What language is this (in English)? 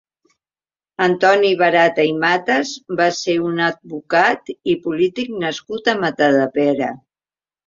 Catalan